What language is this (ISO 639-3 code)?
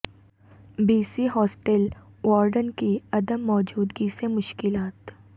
urd